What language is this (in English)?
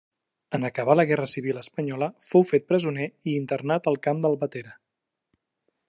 Catalan